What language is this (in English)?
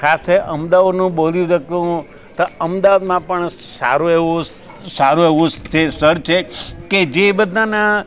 Gujarati